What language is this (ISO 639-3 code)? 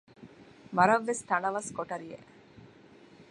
div